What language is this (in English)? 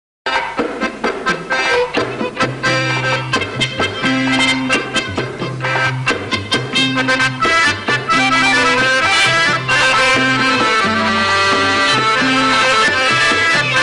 Arabic